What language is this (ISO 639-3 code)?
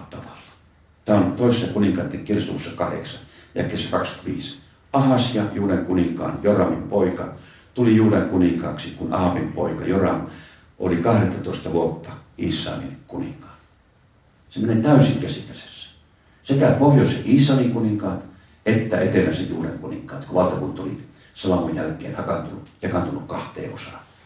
fin